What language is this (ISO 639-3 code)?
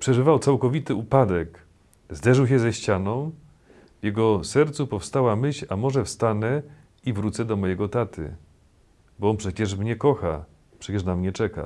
pol